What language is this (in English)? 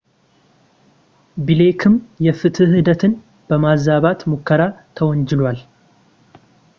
Amharic